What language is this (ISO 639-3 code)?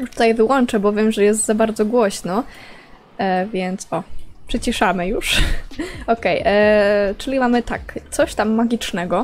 pol